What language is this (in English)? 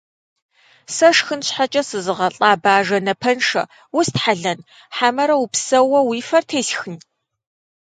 Kabardian